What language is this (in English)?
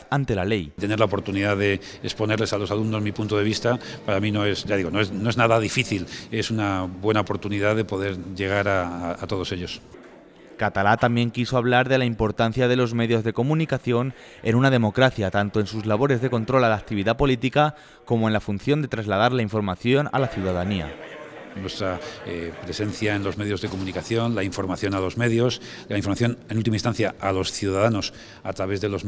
Spanish